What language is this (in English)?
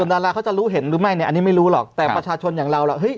Thai